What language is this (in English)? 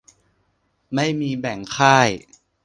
Thai